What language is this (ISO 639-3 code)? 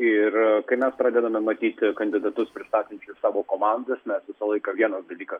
lit